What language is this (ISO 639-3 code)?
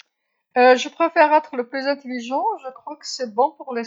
arq